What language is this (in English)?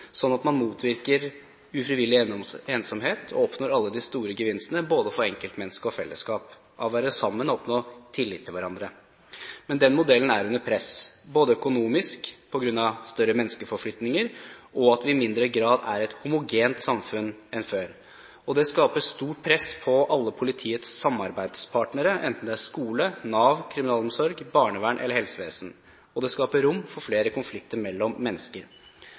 Norwegian Bokmål